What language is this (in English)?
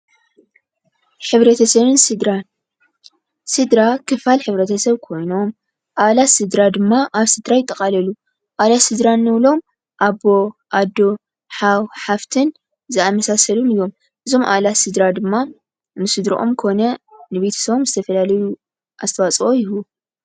Tigrinya